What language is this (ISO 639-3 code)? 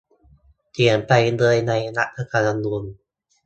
tha